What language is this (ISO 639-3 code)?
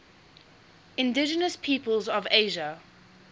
eng